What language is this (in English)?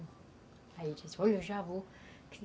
Portuguese